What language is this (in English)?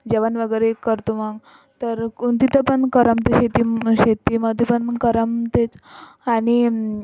Marathi